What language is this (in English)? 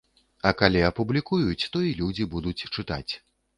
Belarusian